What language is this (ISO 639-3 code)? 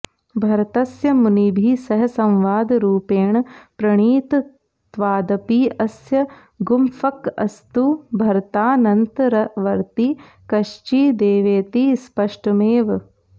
san